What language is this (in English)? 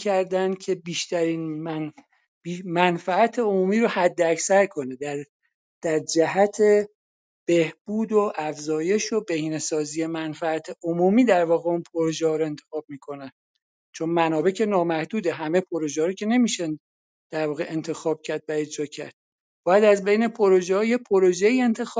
Persian